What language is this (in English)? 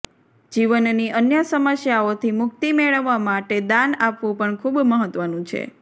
Gujarati